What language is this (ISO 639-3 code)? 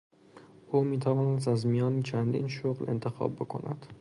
fas